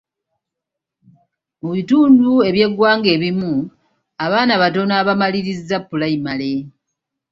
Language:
Ganda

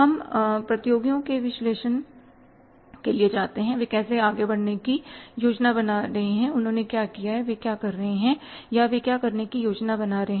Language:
Hindi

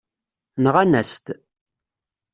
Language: Kabyle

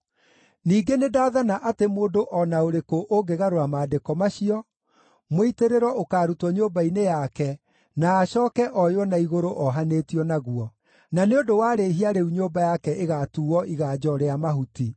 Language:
Kikuyu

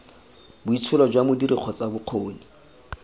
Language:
Tswana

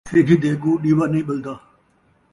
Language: Saraiki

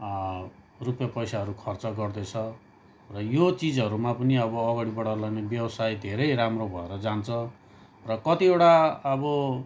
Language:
Nepali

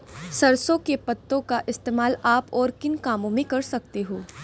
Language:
Hindi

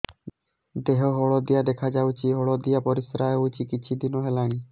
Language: Odia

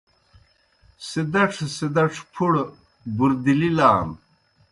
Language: Kohistani Shina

